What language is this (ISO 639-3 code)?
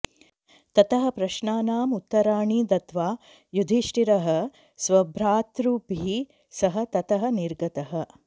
san